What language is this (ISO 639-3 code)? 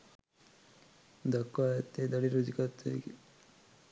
sin